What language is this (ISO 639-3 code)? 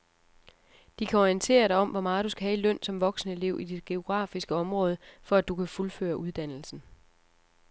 dan